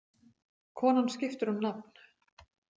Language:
Icelandic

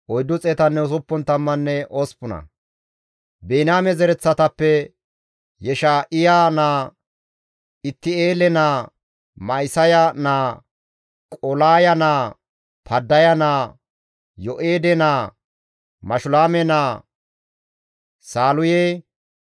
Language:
Gamo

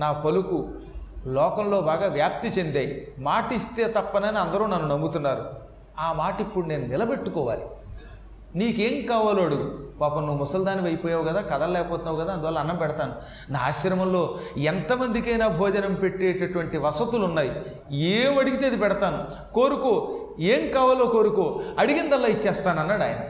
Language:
Telugu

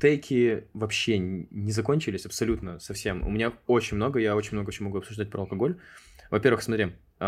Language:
Russian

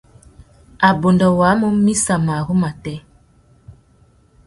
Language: Tuki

